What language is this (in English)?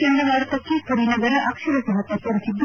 Kannada